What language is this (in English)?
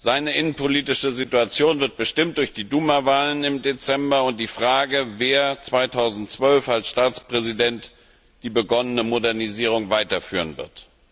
German